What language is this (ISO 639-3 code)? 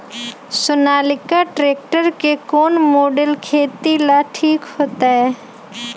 mag